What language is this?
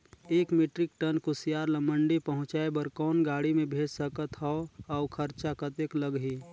Chhattisgarhi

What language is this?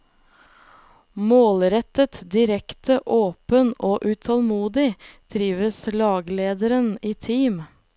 Norwegian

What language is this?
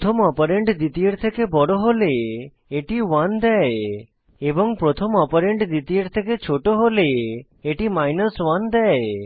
Bangla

